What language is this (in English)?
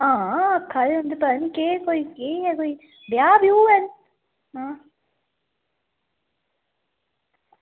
Dogri